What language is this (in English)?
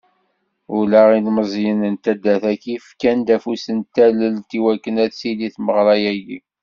Kabyle